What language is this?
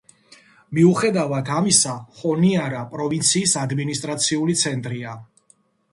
Georgian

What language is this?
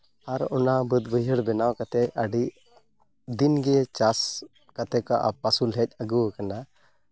Santali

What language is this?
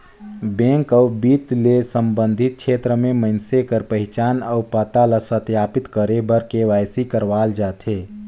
Chhattisgarhi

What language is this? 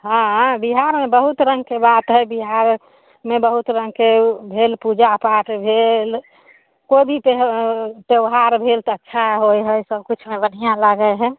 Maithili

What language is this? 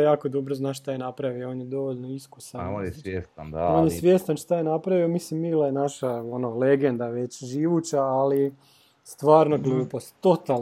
Croatian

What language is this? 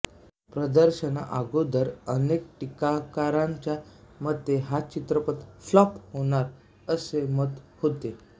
Marathi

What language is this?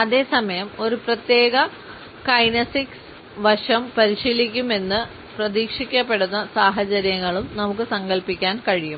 Malayalam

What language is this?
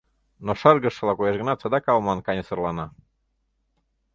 Mari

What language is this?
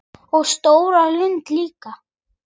Icelandic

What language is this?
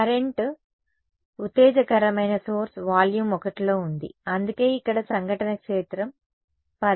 Telugu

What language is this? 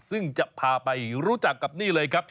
Thai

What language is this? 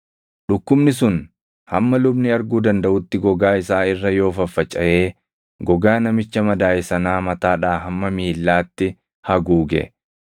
Oromo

